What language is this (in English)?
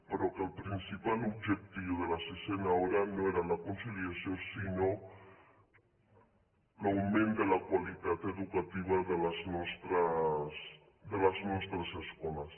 Catalan